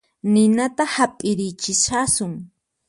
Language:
Puno Quechua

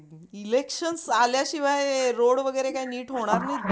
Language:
Marathi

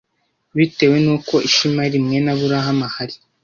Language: Kinyarwanda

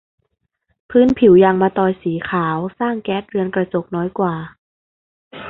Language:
Thai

